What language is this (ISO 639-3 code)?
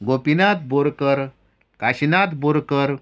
kok